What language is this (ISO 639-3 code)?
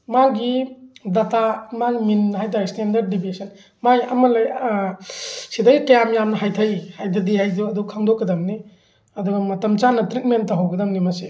mni